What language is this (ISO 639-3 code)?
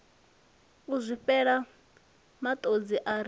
ven